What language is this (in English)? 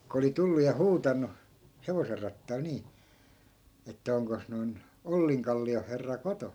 Finnish